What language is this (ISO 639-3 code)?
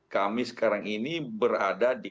ind